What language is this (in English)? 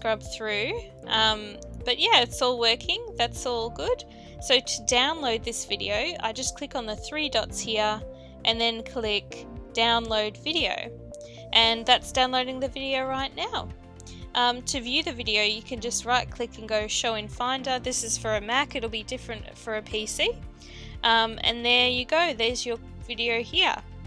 English